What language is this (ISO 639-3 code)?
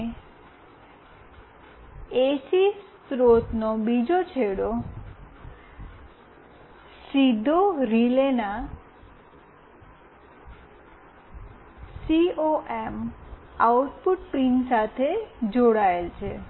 guj